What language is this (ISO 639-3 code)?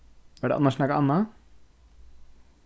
fao